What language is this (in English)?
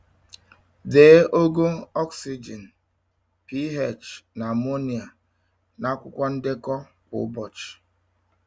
Igbo